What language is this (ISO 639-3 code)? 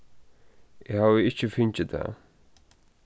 fao